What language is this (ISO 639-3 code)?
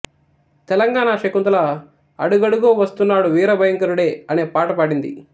tel